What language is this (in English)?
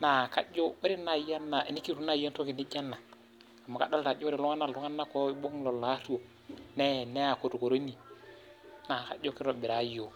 Masai